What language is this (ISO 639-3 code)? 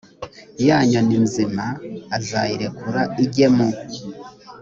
kin